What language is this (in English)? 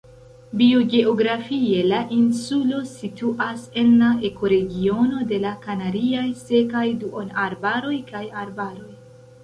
Esperanto